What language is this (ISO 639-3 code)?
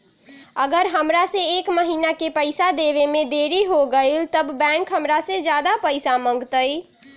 mag